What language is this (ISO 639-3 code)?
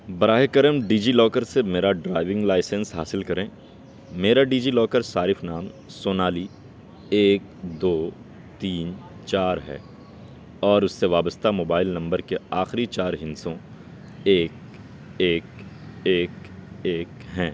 urd